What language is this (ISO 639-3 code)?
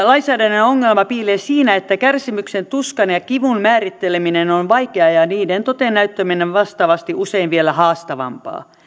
fin